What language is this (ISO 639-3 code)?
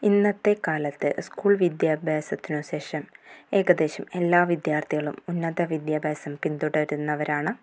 mal